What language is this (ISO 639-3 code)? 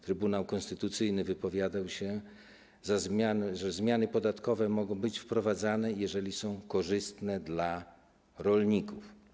pol